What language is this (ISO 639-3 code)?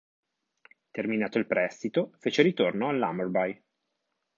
ita